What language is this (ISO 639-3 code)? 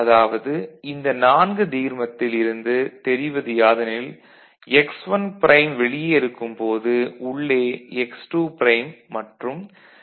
tam